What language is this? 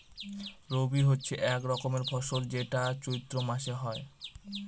Bangla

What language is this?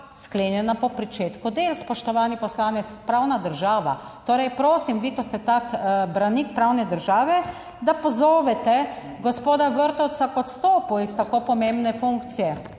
Slovenian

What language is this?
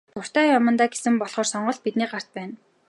Mongolian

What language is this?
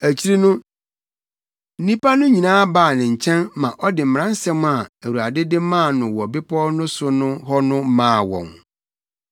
Akan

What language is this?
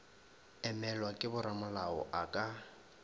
Northern Sotho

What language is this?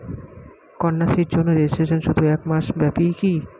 Bangla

